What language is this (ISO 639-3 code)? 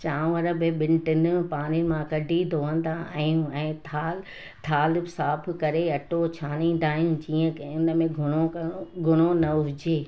snd